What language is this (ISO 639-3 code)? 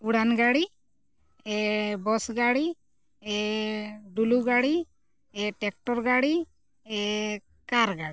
sat